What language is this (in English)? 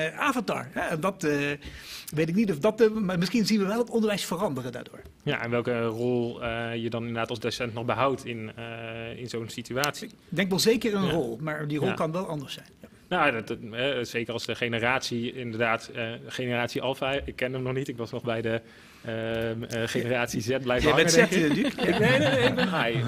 Dutch